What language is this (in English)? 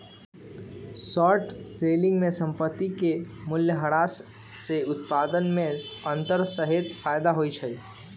Magahi